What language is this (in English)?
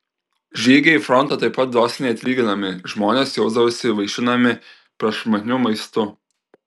Lithuanian